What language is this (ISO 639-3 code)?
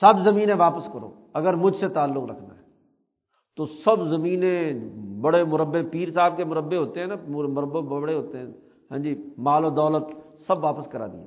urd